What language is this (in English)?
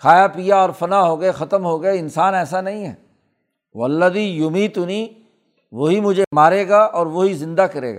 Urdu